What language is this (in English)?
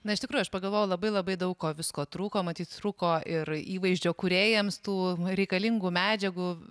Lithuanian